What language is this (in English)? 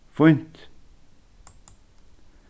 Faroese